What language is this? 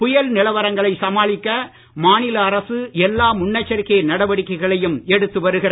Tamil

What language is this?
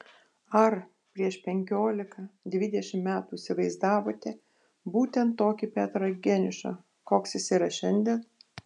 Lithuanian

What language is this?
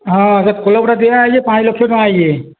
Odia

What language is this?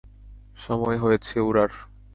Bangla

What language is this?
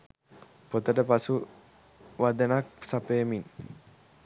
Sinhala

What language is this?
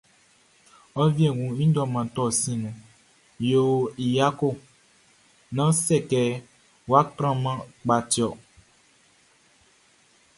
Baoulé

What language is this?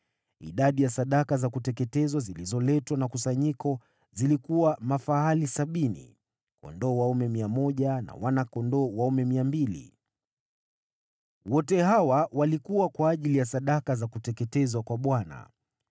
Swahili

